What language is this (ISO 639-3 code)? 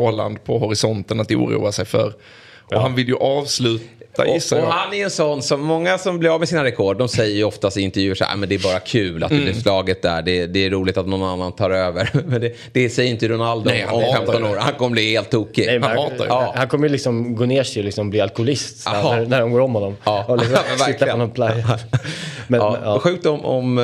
swe